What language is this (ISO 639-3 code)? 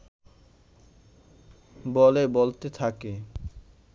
ben